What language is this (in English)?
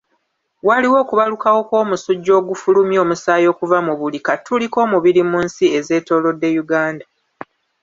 Ganda